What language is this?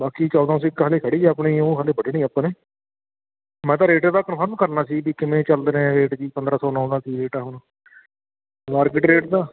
Punjabi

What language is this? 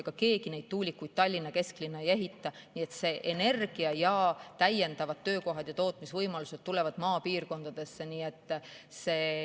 Estonian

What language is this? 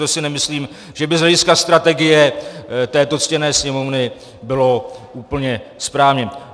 Czech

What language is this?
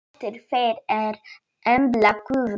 Icelandic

